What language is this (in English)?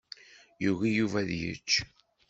Kabyle